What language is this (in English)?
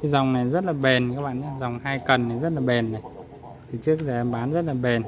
Vietnamese